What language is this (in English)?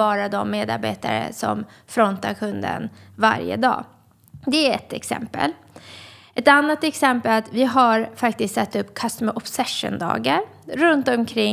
Swedish